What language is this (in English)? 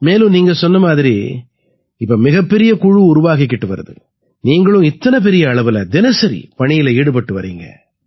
Tamil